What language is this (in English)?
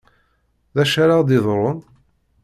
Kabyle